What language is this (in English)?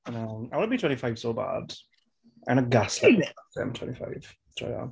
Welsh